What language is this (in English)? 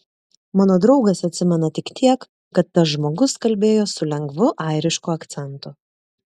Lithuanian